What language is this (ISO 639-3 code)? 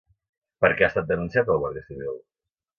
cat